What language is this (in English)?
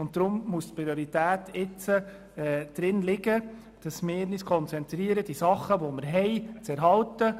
Swiss German